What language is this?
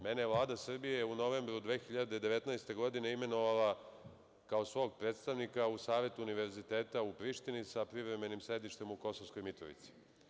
Serbian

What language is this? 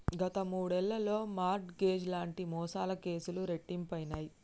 Telugu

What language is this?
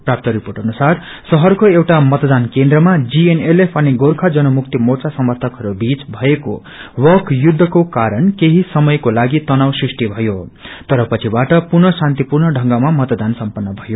Nepali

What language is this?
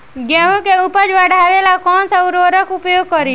Bhojpuri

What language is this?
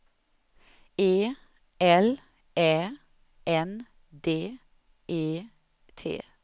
Swedish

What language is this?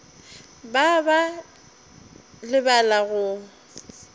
Northern Sotho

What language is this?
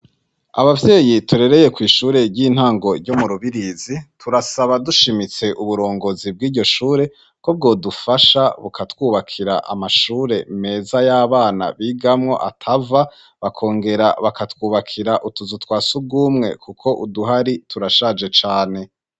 Rundi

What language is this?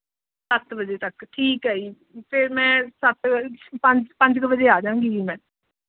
Punjabi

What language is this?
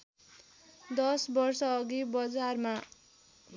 Nepali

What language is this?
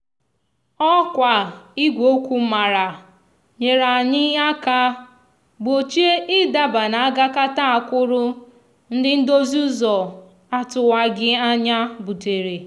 Igbo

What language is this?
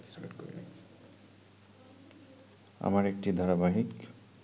Bangla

